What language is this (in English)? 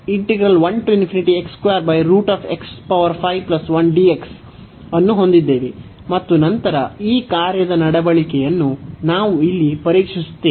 Kannada